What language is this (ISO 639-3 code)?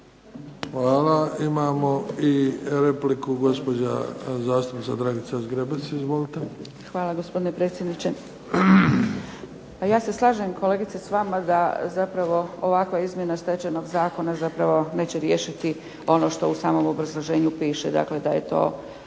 hrv